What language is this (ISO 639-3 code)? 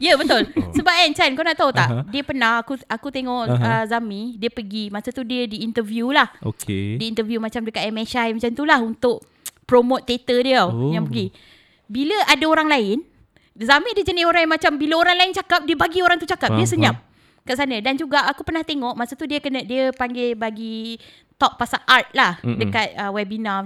msa